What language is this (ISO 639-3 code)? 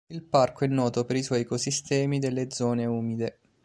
ita